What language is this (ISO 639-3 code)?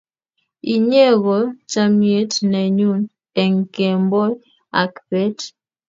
kln